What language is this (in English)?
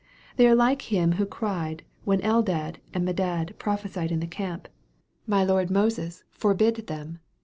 English